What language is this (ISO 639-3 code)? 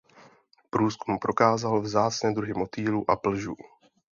ces